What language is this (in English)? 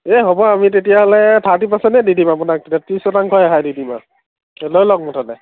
Assamese